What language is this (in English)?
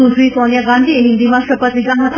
Gujarati